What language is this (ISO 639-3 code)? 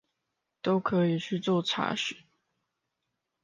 zho